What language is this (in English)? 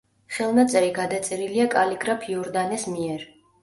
Georgian